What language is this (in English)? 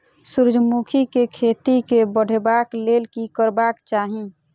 Maithili